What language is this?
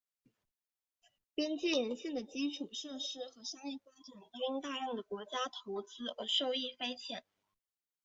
Chinese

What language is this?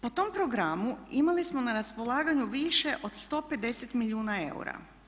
Croatian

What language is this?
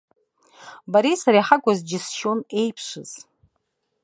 Abkhazian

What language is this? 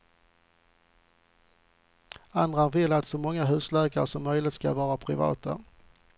Swedish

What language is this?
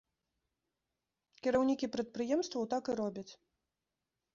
Belarusian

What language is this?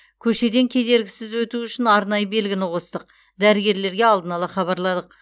Kazakh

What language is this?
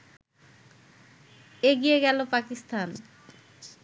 Bangla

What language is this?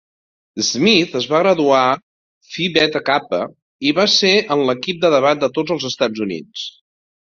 Catalan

